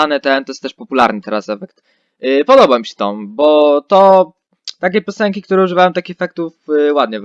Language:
Polish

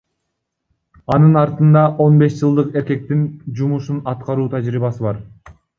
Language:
Kyrgyz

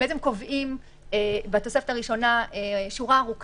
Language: Hebrew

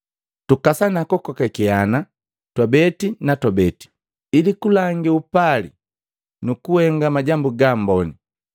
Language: Matengo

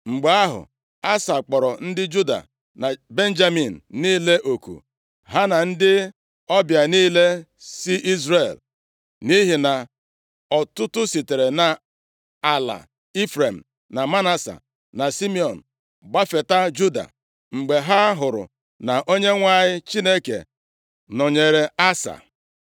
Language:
Igbo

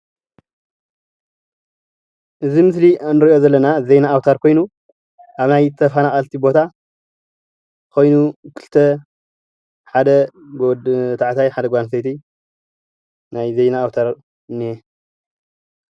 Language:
Tigrinya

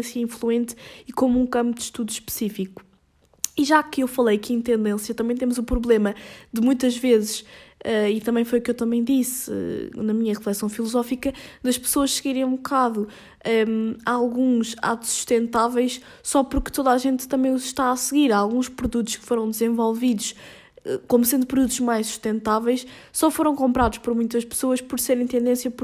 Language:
Portuguese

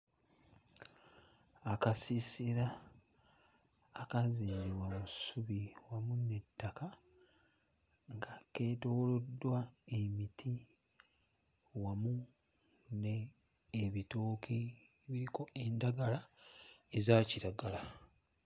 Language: Ganda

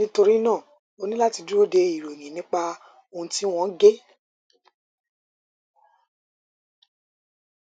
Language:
Yoruba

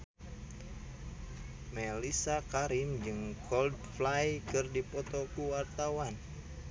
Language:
Sundanese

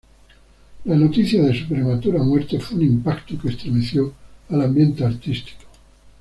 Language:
Spanish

